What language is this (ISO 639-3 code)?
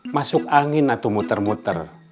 ind